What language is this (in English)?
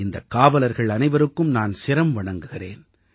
Tamil